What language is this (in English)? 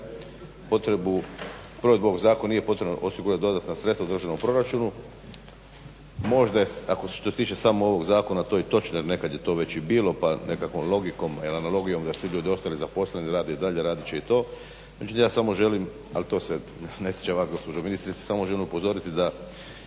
Croatian